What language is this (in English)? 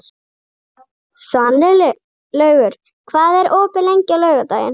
Icelandic